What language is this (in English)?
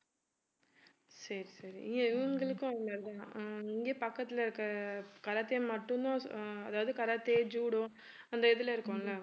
Tamil